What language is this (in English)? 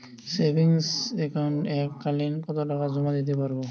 Bangla